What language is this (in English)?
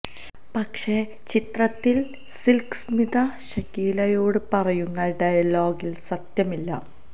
Malayalam